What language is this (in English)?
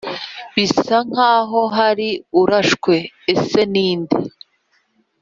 Kinyarwanda